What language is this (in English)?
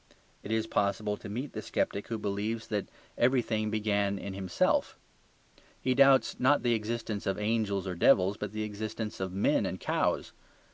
English